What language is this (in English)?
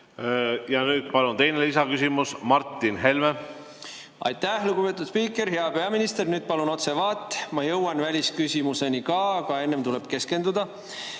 Estonian